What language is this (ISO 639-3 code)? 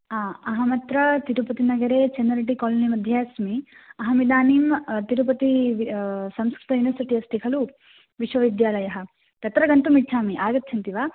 san